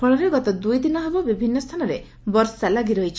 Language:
Odia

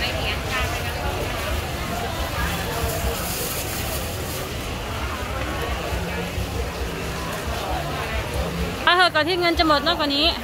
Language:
Thai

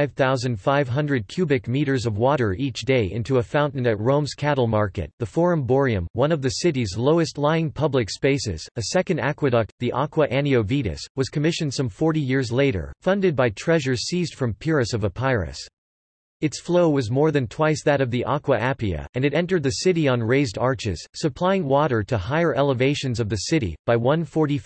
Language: English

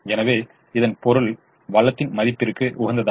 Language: Tamil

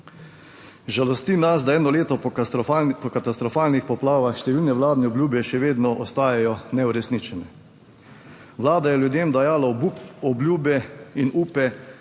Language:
Slovenian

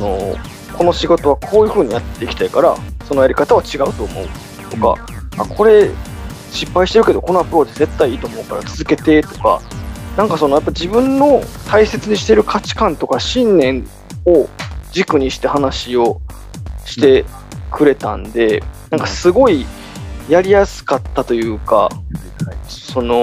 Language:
Japanese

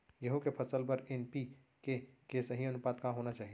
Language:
Chhattisgarhi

